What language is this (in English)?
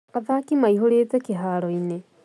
Kikuyu